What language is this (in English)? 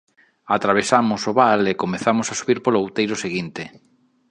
Galician